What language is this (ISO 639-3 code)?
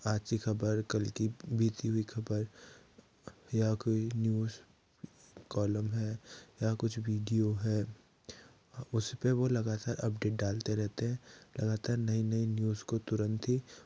hin